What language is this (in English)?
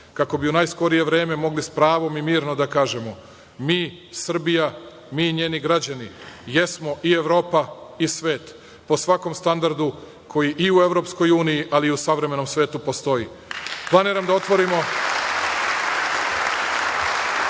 Serbian